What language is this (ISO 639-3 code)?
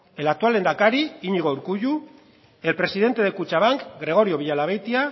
eus